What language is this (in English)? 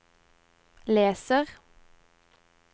Norwegian